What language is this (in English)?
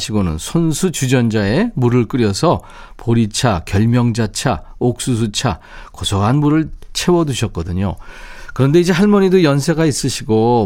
Korean